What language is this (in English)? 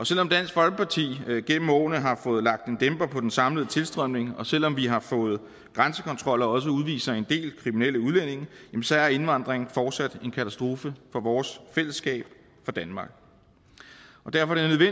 Danish